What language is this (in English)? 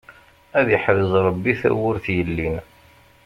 Kabyle